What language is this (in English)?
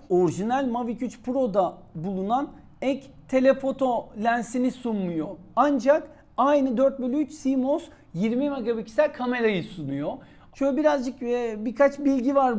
Turkish